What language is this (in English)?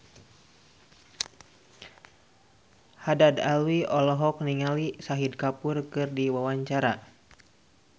Sundanese